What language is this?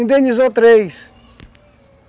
Portuguese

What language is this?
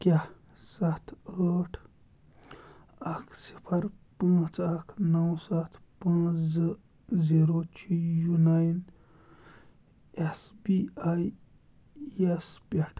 Kashmiri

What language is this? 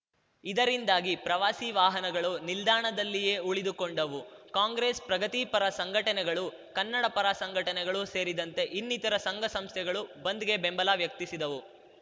Kannada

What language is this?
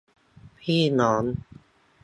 Thai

